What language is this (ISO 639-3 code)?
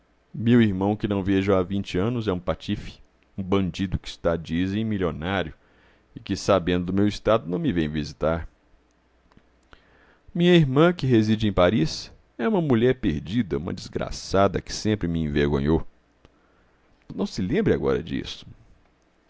por